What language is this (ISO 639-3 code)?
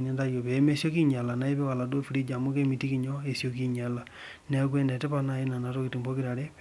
mas